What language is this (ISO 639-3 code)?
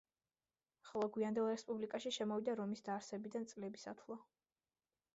kat